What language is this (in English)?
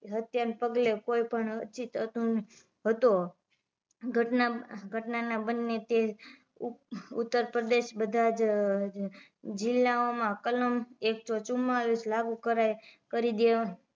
Gujarati